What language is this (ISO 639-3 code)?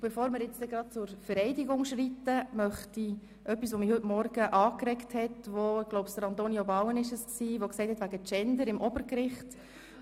gsw